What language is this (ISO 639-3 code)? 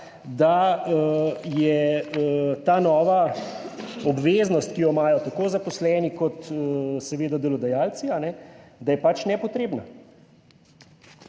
slv